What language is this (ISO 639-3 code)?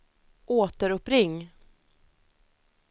swe